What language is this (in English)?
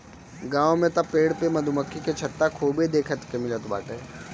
Bhojpuri